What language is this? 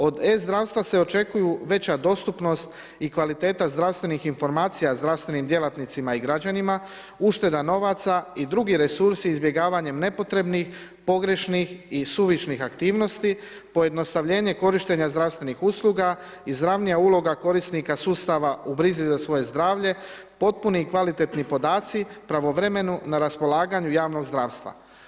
Croatian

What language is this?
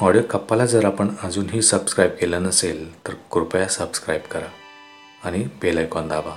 Marathi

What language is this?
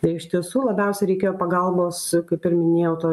Lithuanian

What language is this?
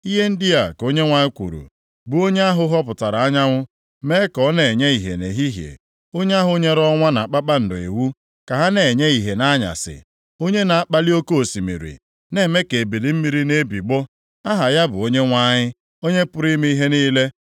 Igbo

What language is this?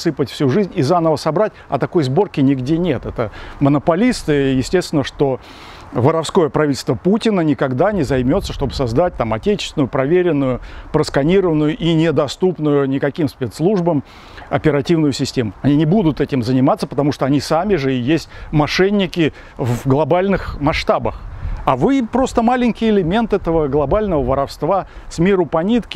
Russian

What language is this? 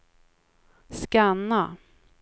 Swedish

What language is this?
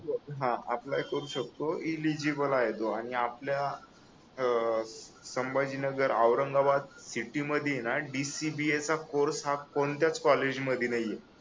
Marathi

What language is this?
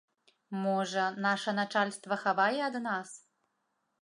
Belarusian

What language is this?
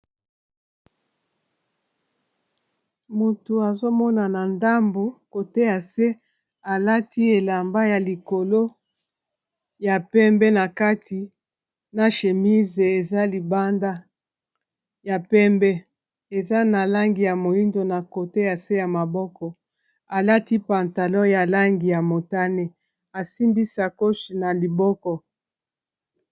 Lingala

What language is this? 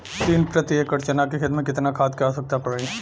Bhojpuri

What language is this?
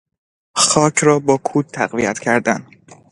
Persian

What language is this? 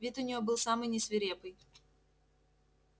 Russian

